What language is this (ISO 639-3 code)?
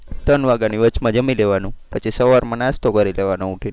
guj